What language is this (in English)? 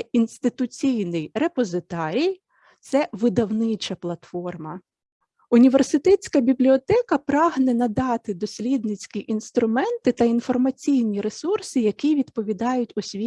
Ukrainian